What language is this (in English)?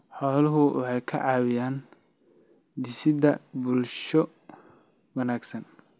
Somali